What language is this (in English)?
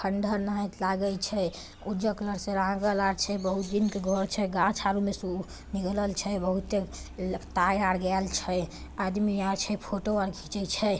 Magahi